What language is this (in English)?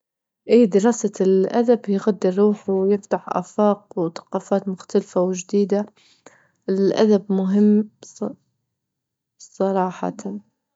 Libyan Arabic